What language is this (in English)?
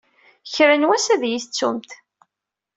Kabyle